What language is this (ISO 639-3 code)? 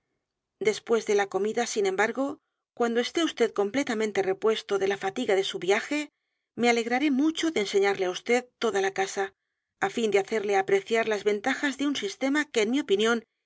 spa